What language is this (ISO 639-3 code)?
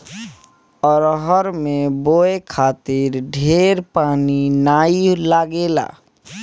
bho